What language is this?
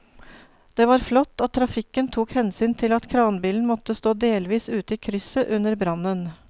Norwegian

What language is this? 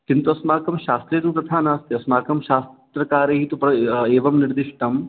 Sanskrit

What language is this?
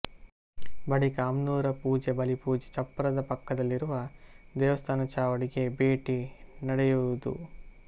Kannada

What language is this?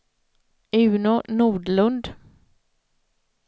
Swedish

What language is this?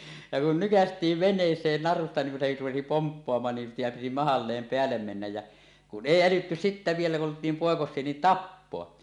Finnish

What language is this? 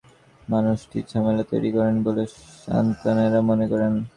Bangla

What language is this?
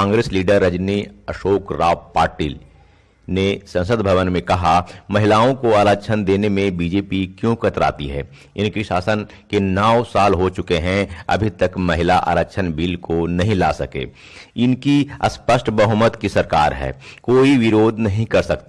Hindi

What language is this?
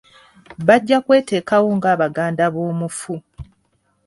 Ganda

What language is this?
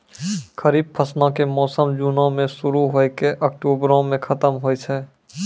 Maithili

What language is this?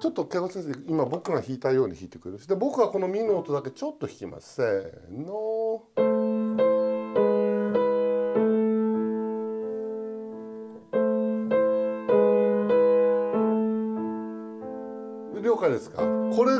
Japanese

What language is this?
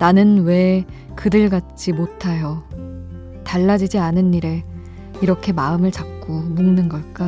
Korean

